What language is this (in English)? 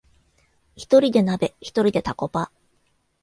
Japanese